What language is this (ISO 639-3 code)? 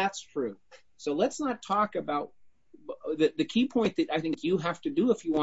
eng